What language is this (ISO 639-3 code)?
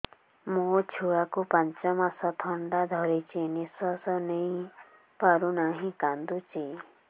ori